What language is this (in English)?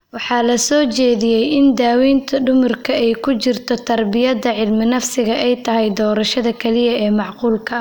Somali